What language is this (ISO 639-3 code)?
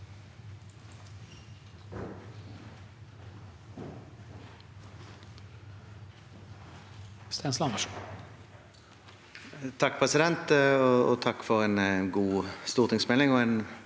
nor